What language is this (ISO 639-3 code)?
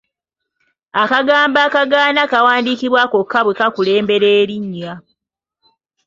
lug